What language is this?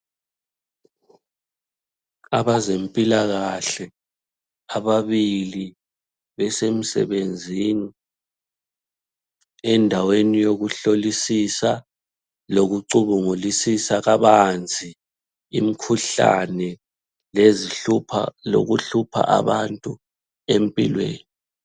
North Ndebele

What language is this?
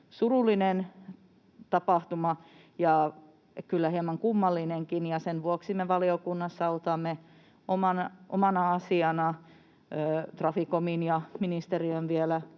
Finnish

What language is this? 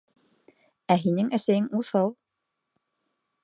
Bashkir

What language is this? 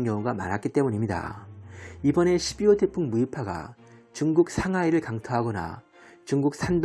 Korean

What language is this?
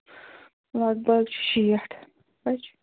Kashmiri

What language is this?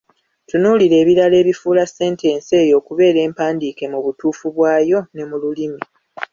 Ganda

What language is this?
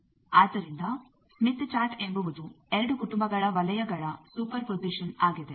Kannada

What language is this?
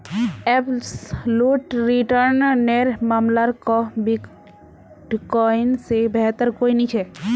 Magahi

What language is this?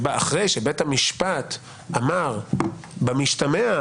Hebrew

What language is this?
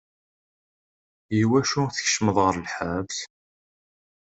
Kabyle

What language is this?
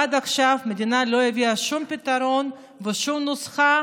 Hebrew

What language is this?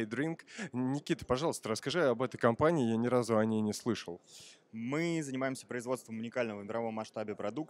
Russian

